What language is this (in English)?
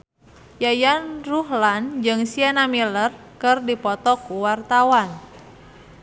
Sundanese